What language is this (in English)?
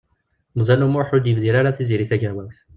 Kabyle